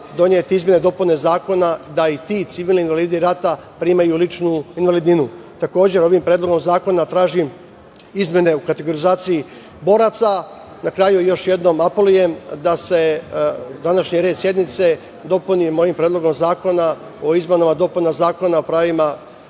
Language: Serbian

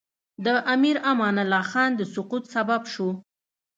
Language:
Pashto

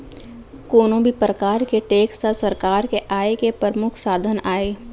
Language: Chhattisgarhi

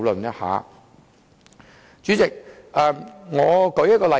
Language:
Cantonese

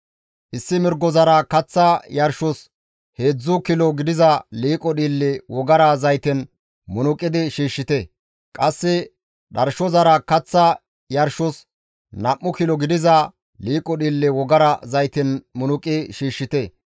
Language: Gamo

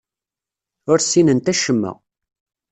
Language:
Kabyle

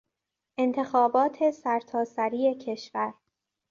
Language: Persian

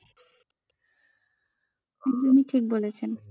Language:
Bangla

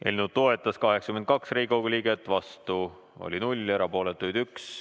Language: Estonian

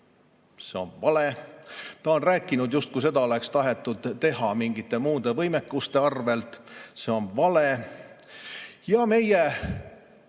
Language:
Estonian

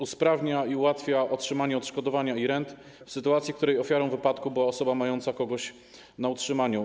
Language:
Polish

